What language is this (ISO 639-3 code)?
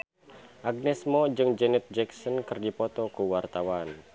sun